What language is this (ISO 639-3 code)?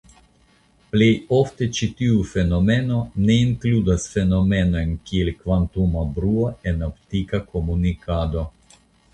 epo